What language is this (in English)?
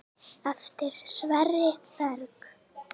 Icelandic